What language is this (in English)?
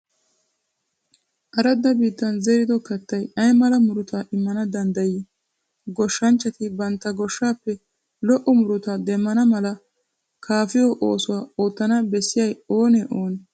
Wolaytta